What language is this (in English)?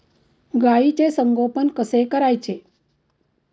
Marathi